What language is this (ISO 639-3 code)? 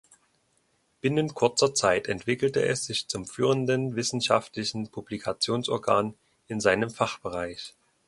deu